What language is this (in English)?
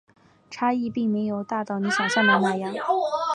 Chinese